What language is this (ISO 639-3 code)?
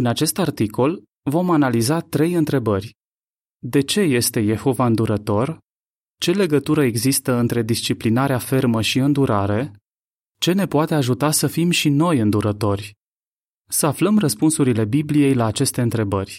ron